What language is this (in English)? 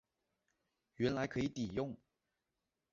Chinese